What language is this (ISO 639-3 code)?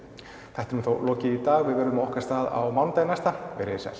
isl